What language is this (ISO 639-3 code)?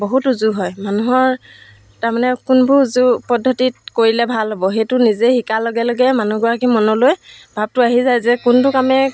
asm